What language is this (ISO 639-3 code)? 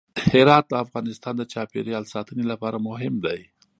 pus